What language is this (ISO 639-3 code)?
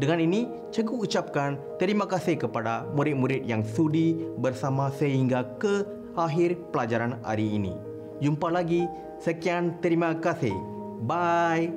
msa